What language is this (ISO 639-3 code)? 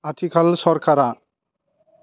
brx